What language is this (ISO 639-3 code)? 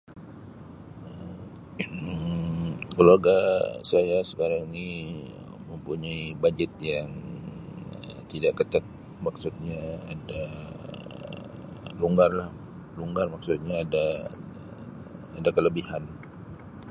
msi